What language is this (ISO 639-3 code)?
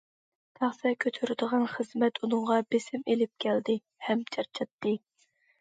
uig